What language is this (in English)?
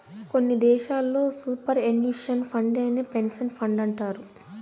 Telugu